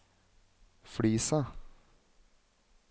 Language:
Norwegian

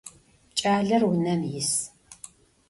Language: Adyghe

